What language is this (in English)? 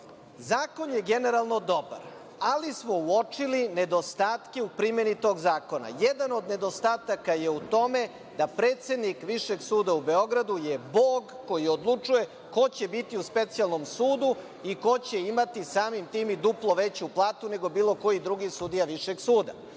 Serbian